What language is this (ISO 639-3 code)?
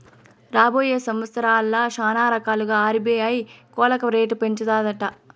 tel